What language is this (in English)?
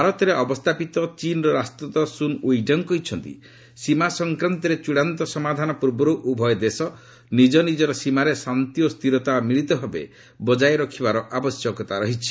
Odia